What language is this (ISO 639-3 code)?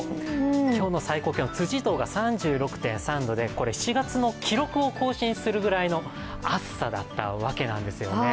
jpn